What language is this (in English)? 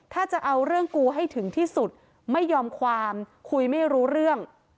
Thai